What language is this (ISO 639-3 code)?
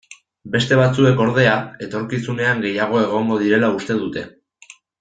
eus